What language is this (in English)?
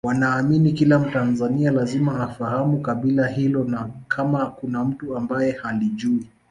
Swahili